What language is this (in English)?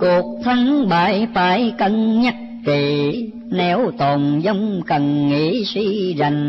Vietnamese